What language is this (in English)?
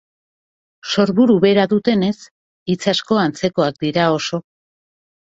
Basque